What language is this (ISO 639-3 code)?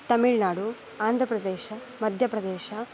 san